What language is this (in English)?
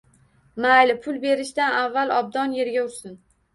Uzbek